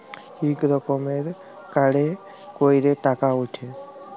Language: Bangla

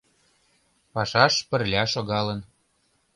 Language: Mari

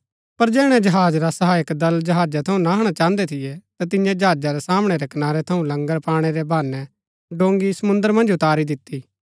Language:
Gaddi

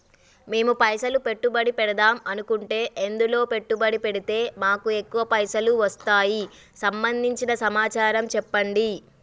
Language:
Telugu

